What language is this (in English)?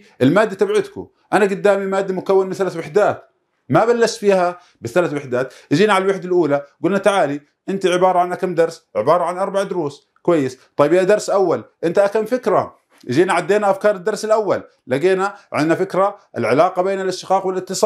Arabic